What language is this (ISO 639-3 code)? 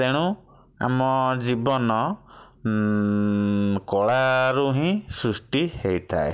ori